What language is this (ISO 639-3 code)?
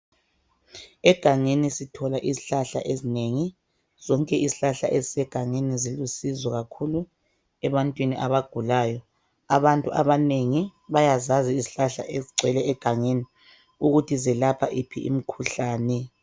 nde